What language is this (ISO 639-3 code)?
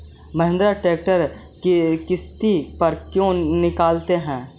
mag